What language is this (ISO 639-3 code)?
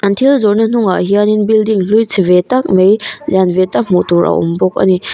lus